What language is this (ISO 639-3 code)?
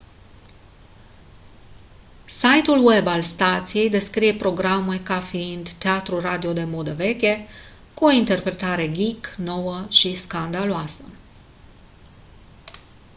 ron